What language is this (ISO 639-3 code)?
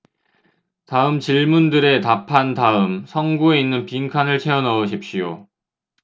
kor